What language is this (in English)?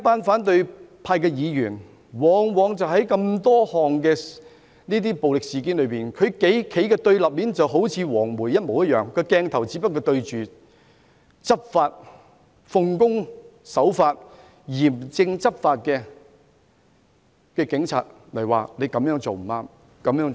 Cantonese